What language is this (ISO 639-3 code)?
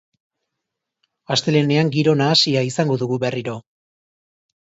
eus